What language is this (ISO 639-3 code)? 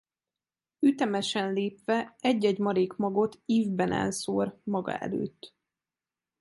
hun